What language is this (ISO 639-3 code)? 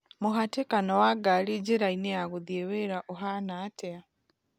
kik